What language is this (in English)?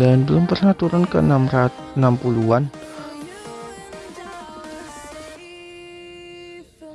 Indonesian